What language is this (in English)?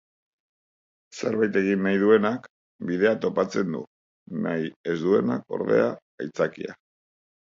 Basque